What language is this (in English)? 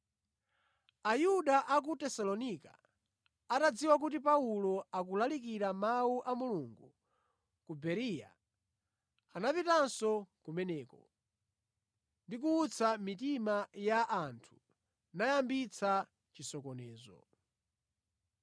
Nyanja